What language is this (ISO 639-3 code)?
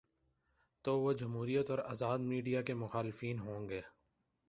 urd